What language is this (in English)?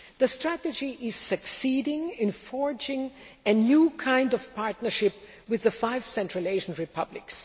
English